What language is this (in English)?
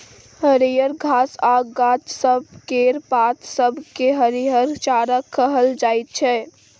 Maithili